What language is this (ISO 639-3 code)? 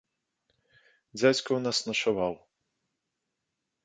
bel